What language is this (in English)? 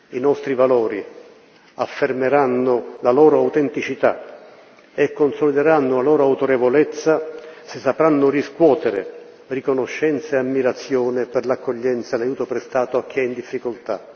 Italian